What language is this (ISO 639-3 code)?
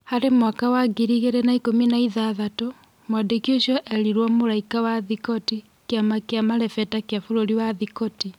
kik